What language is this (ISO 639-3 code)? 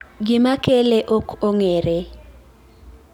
luo